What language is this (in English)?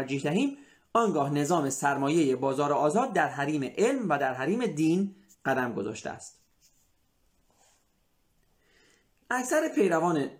Persian